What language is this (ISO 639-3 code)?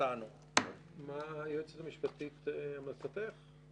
heb